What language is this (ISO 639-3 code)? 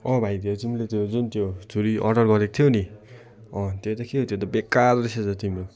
nep